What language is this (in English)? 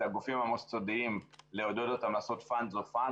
Hebrew